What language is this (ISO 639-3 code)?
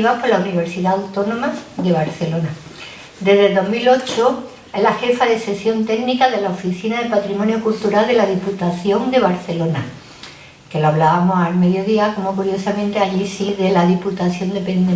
spa